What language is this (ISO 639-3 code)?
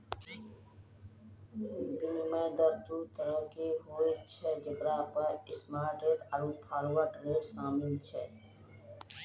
mai